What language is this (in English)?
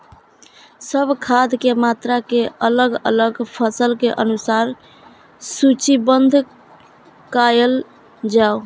Maithili